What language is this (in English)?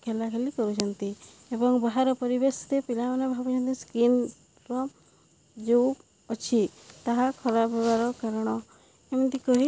Odia